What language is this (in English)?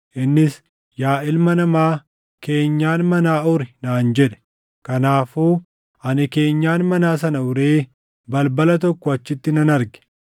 Oromo